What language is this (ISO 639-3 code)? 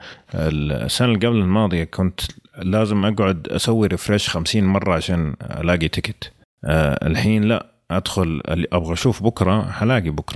ara